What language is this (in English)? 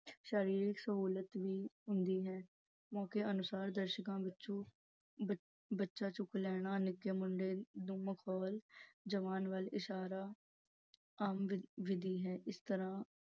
Punjabi